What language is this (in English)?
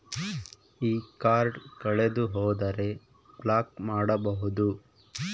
Kannada